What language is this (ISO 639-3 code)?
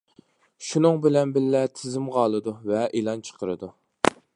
uig